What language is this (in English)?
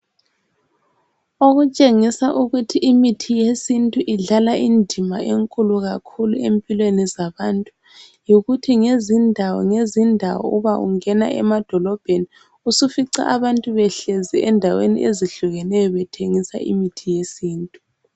North Ndebele